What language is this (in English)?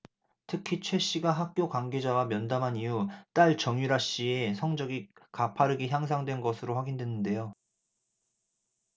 Korean